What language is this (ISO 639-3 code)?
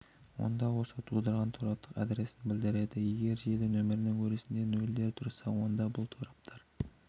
kaz